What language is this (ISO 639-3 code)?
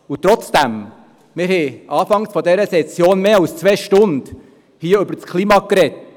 gsw